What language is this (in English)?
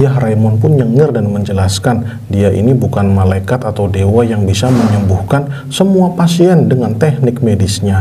Indonesian